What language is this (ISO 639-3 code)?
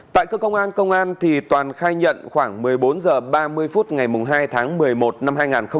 vie